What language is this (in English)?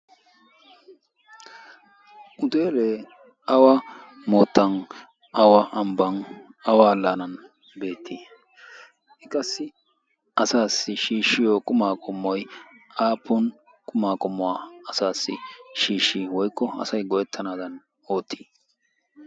Wolaytta